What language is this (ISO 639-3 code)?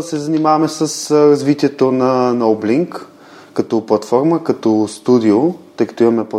bul